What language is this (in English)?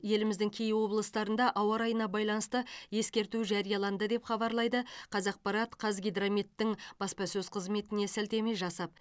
Kazakh